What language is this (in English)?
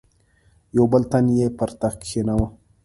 Pashto